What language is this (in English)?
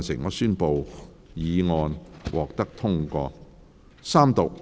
Cantonese